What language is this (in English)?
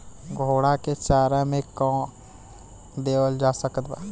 Bhojpuri